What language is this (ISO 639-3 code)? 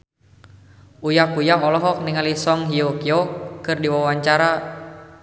sun